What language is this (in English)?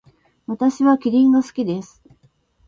Japanese